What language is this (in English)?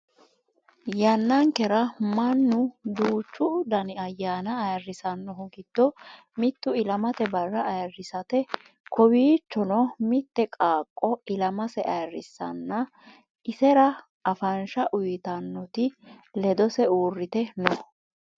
Sidamo